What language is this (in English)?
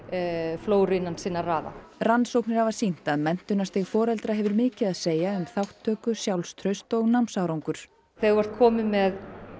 Icelandic